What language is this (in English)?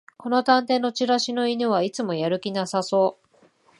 Japanese